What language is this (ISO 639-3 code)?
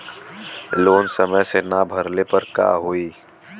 bho